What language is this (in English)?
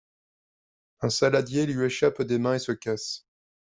French